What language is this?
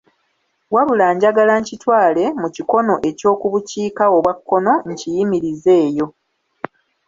Ganda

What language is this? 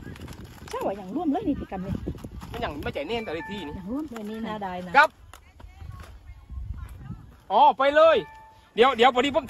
Thai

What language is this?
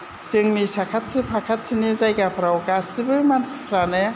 Bodo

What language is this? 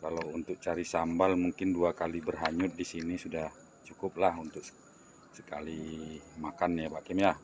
Indonesian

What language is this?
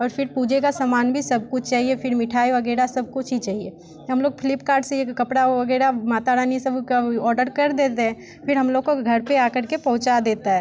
Hindi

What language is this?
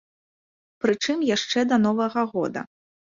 Belarusian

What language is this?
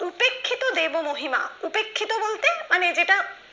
Bangla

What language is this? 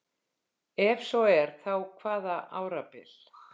Icelandic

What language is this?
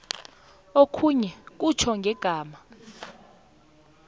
South Ndebele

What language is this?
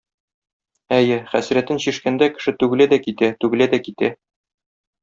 Tatar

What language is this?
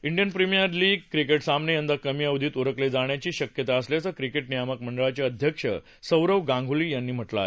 Marathi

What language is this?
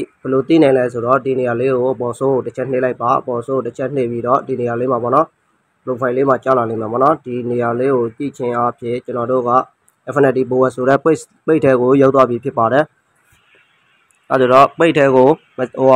Thai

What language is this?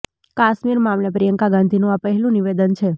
Gujarati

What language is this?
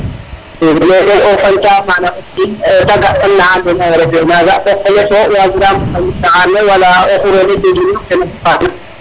Serer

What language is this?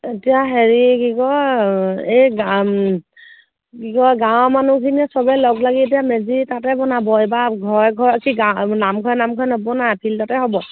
Assamese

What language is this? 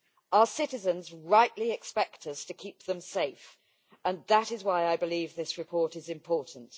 English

